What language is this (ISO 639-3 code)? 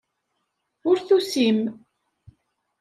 kab